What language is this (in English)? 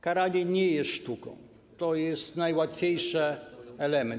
Polish